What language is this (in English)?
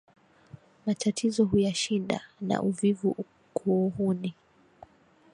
Swahili